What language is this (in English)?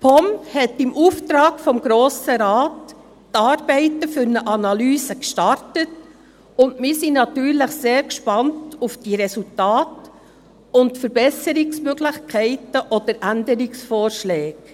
Swiss German